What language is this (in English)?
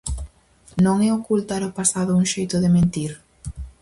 Galician